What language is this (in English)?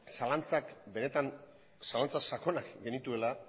Basque